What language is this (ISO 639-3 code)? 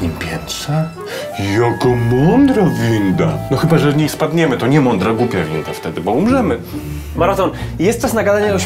pol